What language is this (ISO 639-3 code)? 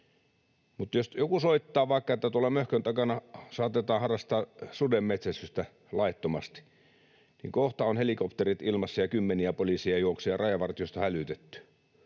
fin